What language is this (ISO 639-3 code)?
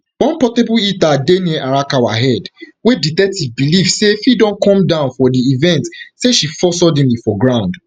pcm